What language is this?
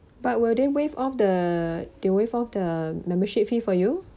English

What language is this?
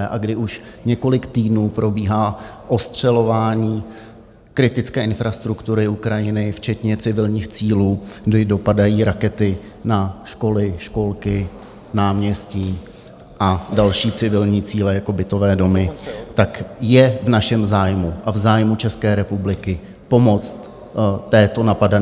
Czech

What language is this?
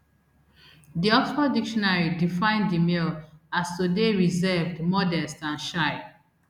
Nigerian Pidgin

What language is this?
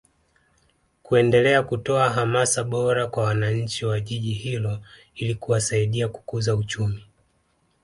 Swahili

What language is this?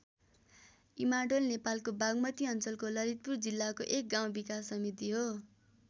Nepali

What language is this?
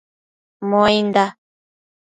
Matsés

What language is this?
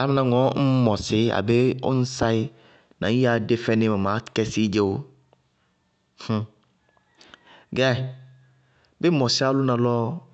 Bago-Kusuntu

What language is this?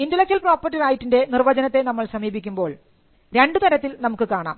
Malayalam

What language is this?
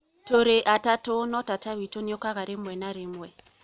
Kikuyu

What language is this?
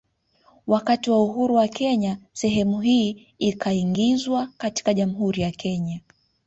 Swahili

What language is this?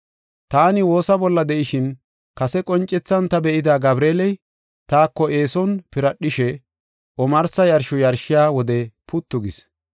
Gofa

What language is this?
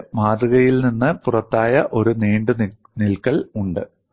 Malayalam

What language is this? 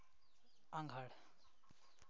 Santali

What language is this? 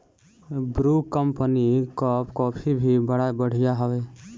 Bhojpuri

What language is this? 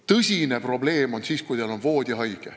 Estonian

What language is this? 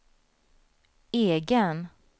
Swedish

